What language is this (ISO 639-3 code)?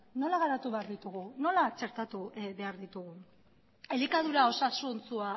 eus